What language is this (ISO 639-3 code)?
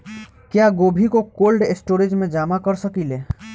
bho